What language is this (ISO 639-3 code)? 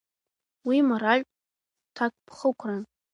abk